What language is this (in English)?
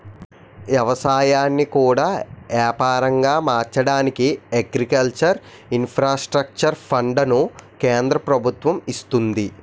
Telugu